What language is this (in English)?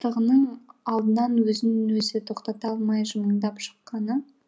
Kazakh